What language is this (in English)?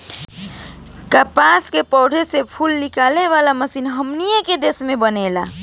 Bhojpuri